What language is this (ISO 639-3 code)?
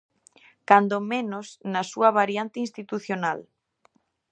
glg